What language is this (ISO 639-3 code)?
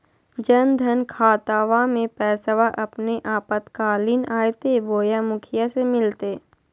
mag